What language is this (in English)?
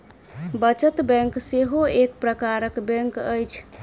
Maithili